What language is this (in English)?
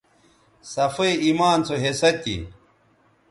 Bateri